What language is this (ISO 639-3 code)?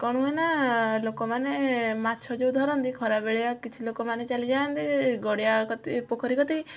ori